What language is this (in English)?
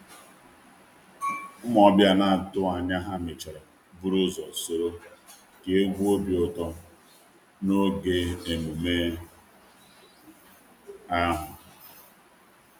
Igbo